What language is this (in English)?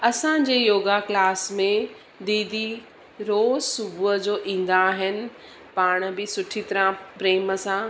Sindhi